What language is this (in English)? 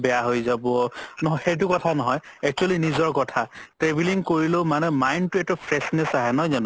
Assamese